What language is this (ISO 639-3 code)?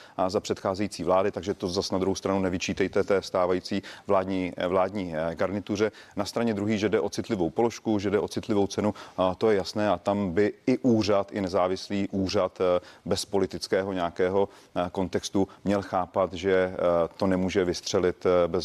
ces